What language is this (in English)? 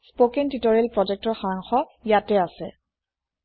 Assamese